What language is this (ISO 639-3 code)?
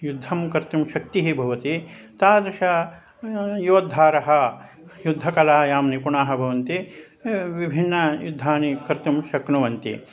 san